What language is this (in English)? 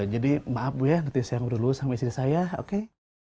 Indonesian